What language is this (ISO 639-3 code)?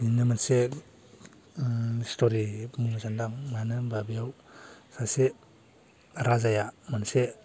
brx